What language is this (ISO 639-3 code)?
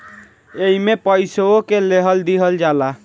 bho